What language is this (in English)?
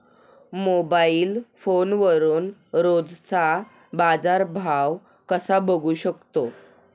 Marathi